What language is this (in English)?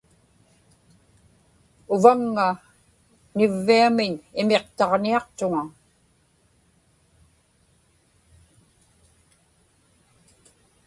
Inupiaq